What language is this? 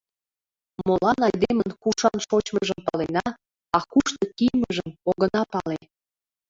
Mari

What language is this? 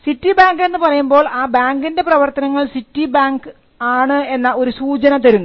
Malayalam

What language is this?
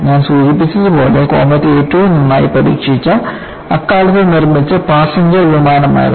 Malayalam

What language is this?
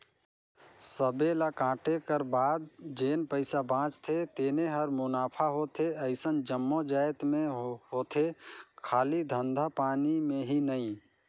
Chhattisgarhi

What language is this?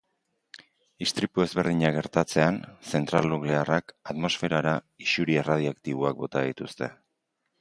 Basque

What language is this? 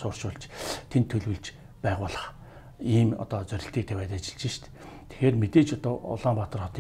Romanian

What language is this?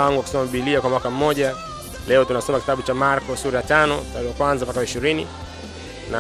Swahili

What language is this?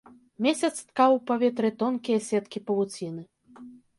Belarusian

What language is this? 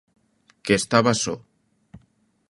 Galician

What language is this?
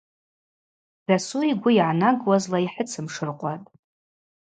Abaza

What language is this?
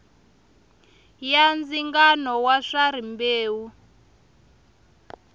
Tsonga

